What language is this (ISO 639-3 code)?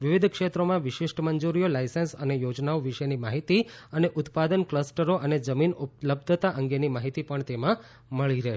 guj